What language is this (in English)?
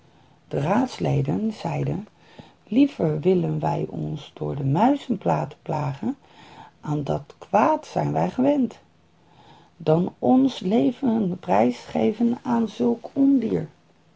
Dutch